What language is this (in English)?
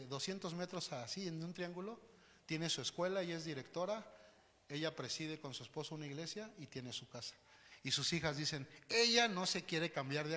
Spanish